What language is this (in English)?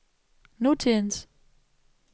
Danish